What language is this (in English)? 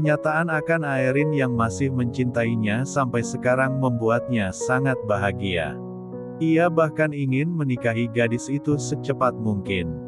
Indonesian